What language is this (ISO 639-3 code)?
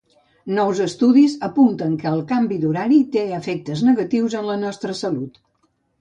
cat